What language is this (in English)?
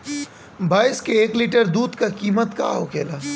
Bhojpuri